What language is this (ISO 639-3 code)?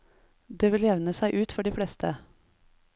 nor